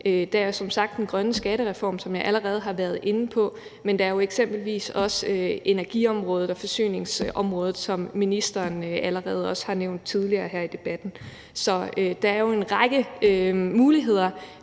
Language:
Danish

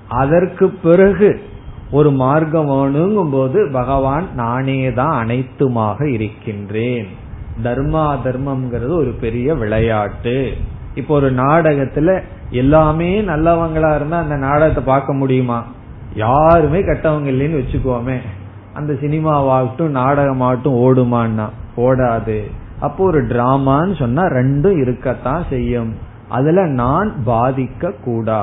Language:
Tamil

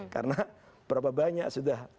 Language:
Indonesian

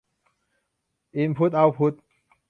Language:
Thai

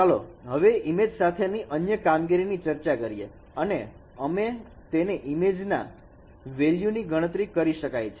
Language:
Gujarati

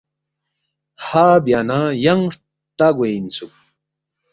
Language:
Balti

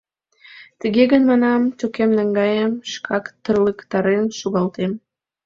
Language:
Mari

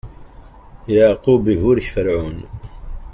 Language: Kabyle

